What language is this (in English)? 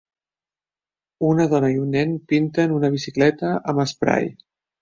Catalan